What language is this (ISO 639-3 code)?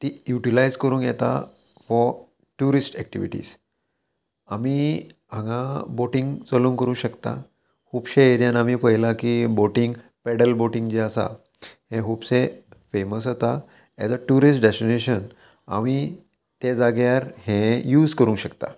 kok